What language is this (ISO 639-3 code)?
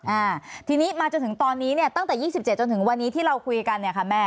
tha